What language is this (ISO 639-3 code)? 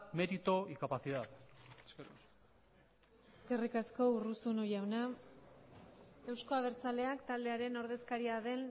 eus